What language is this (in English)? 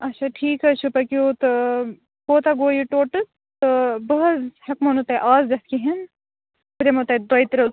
Kashmiri